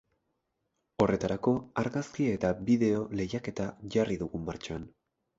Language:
Basque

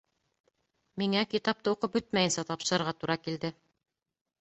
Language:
Bashkir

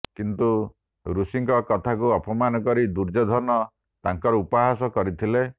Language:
Odia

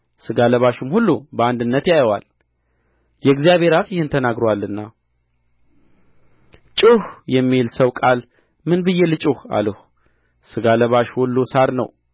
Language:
Amharic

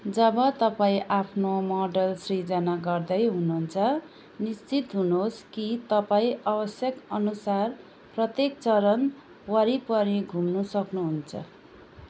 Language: Nepali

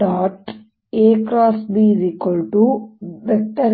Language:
Kannada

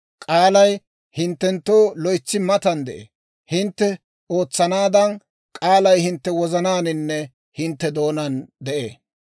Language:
Dawro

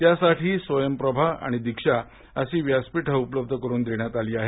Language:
Marathi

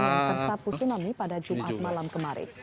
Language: Indonesian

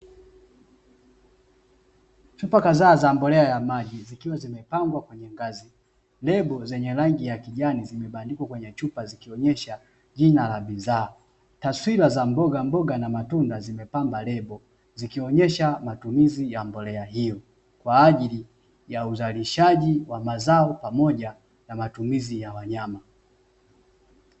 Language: Swahili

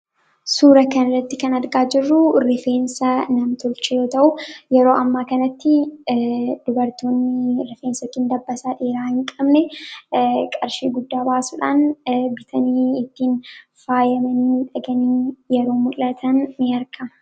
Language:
Oromo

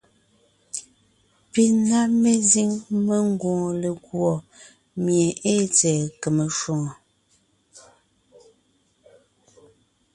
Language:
Ngiemboon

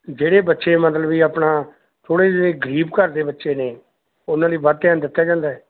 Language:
Punjabi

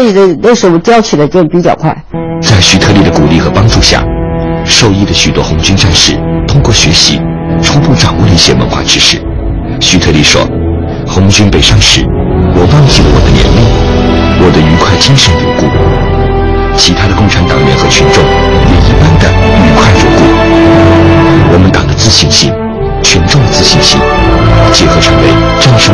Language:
Chinese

